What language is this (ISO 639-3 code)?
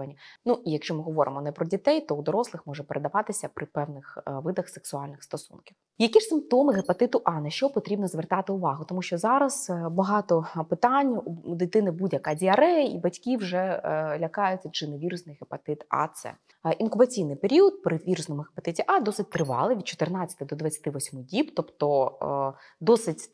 ukr